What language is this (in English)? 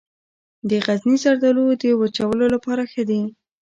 Pashto